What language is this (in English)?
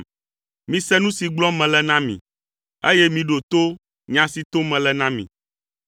Ewe